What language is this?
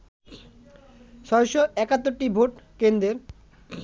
Bangla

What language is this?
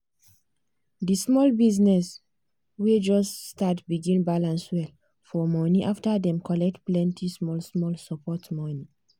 Nigerian Pidgin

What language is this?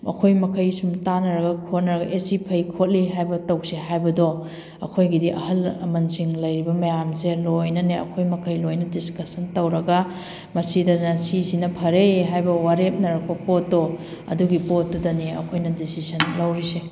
Manipuri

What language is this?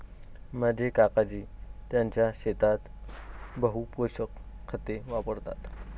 Marathi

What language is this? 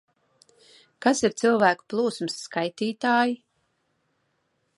Latvian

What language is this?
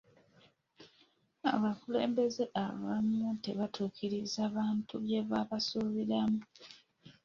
Ganda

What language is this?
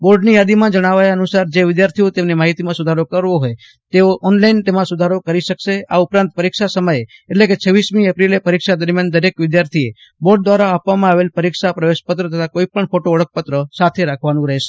Gujarati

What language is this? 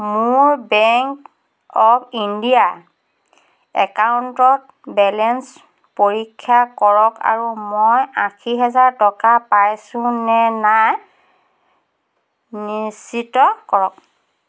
Assamese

